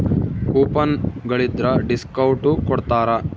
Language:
Kannada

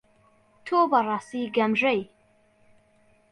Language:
Central Kurdish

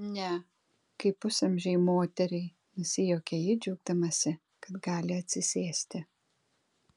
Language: Lithuanian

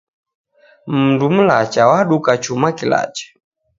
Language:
Taita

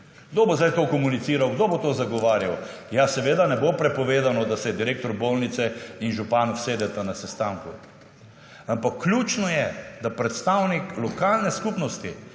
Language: Slovenian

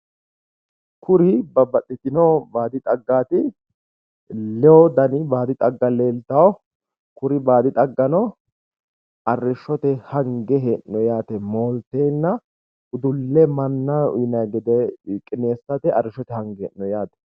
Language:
Sidamo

